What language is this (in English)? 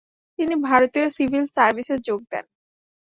Bangla